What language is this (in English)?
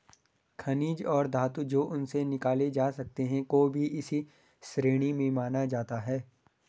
Hindi